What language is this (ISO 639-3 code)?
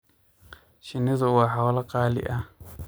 som